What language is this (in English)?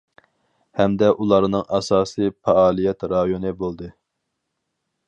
Uyghur